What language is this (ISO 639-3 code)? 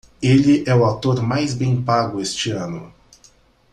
por